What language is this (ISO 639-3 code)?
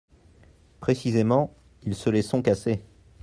fra